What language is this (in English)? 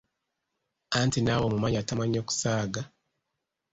Ganda